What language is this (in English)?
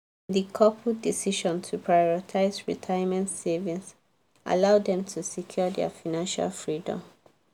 Nigerian Pidgin